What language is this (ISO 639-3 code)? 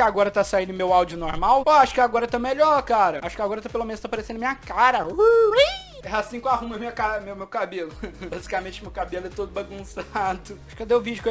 por